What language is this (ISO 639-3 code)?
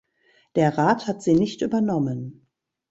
deu